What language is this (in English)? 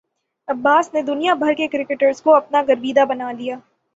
Urdu